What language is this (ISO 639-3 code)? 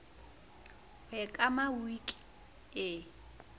sot